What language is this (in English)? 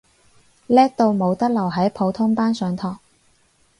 Cantonese